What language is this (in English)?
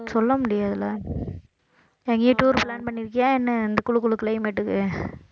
Tamil